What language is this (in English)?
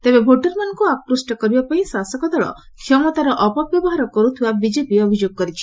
Odia